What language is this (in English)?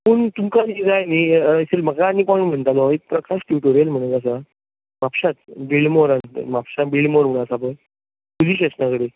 Konkani